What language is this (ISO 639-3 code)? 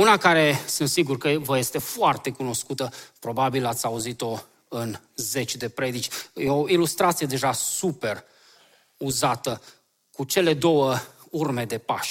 ron